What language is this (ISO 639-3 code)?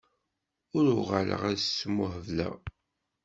kab